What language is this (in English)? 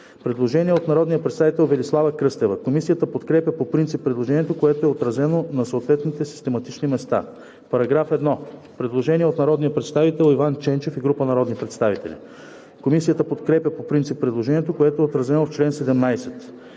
Bulgarian